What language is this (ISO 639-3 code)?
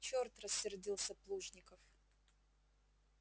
rus